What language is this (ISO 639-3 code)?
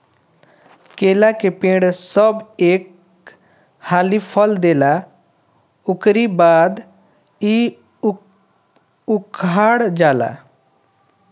bho